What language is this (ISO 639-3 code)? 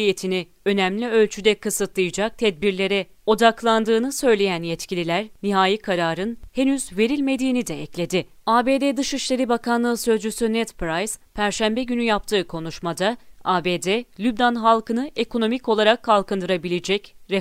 tur